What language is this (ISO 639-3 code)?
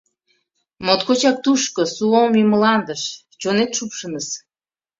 chm